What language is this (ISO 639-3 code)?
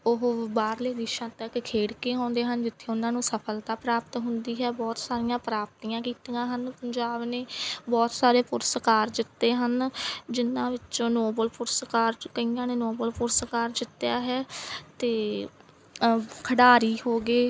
pan